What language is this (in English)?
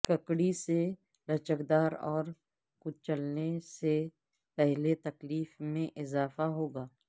Urdu